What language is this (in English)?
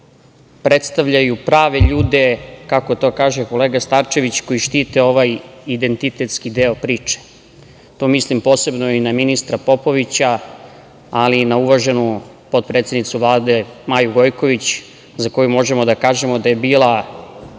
Serbian